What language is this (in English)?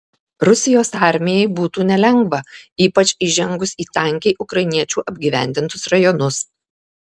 Lithuanian